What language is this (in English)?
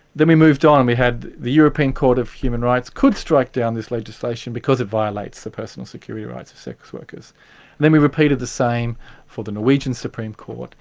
English